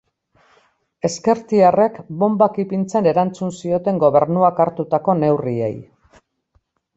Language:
Basque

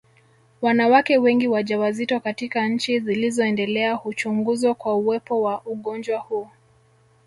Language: Swahili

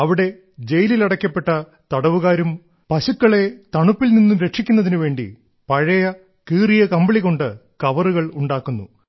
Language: Malayalam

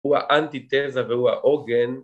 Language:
Hebrew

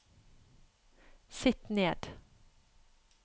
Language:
Norwegian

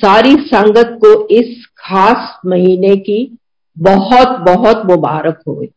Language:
Hindi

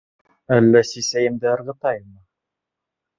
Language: Bashkir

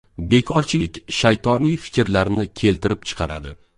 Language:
Uzbek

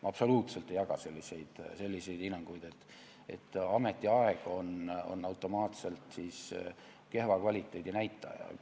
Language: Estonian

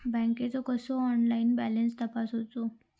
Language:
Marathi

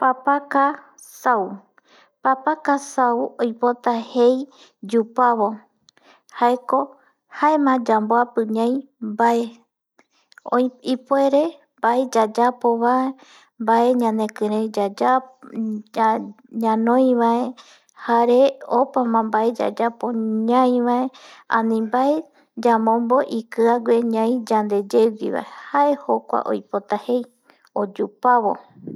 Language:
Eastern Bolivian Guaraní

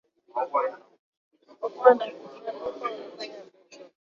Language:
Swahili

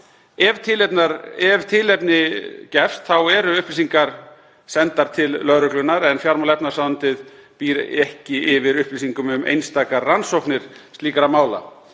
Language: Icelandic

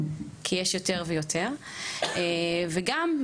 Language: Hebrew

